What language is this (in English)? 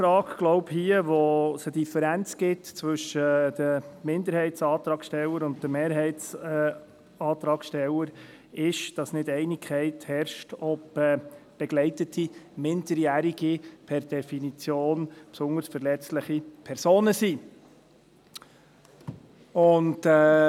Swiss German